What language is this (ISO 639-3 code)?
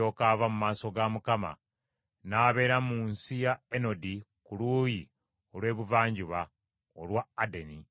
lug